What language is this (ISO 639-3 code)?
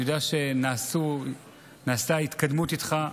heb